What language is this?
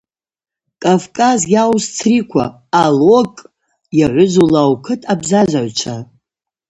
Abaza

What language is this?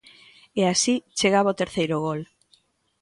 Galician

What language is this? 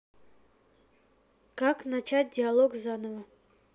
Russian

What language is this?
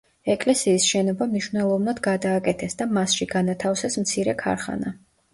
Georgian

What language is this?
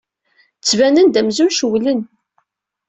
Kabyle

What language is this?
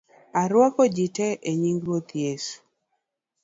Luo (Kenya and Tanzania)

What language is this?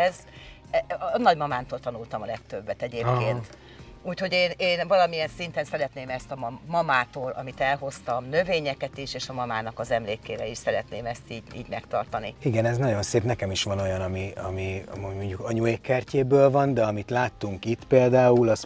Hungarian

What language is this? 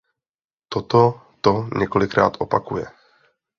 Czech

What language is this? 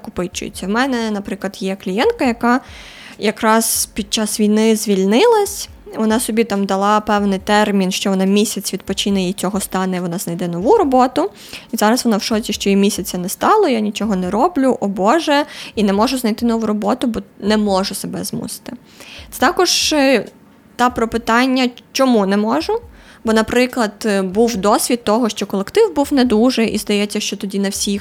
Ukrainian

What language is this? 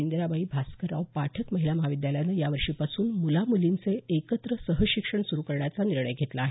Marathi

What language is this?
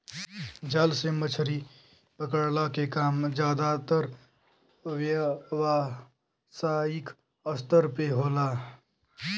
Bhojpuri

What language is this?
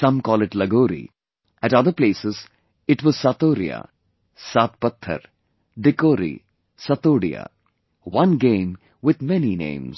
English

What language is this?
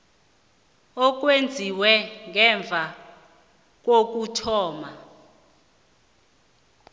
South Ndebele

